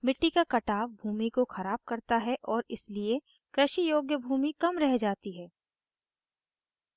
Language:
Hindi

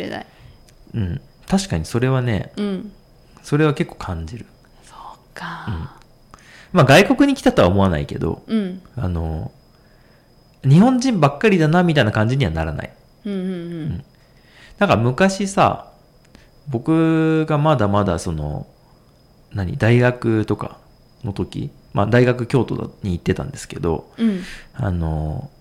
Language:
Japanese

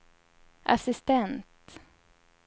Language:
Swedish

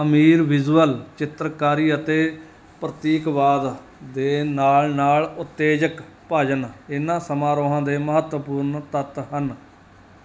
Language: Punjabi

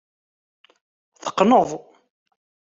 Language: Kabyle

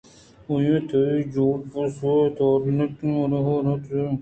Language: Eastern Balochi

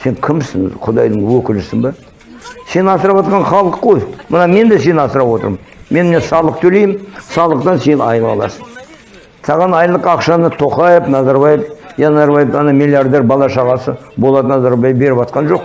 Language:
Turkish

